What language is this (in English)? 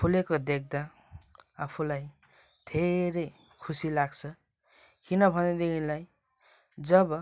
Nepali